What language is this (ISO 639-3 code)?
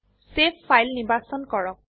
asm